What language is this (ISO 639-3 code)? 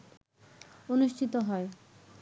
ben